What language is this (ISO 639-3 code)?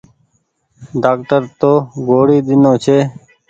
gig